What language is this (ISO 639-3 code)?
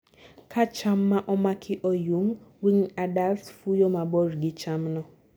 luo